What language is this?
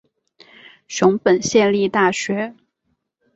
Chinese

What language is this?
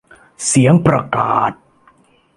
Thai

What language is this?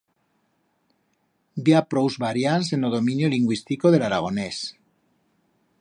Aragonese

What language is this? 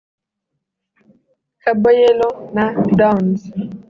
Kinyarwanda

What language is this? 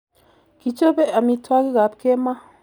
Kalenjin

